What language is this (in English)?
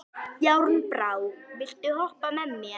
Icelandic